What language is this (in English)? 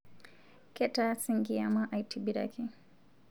Masai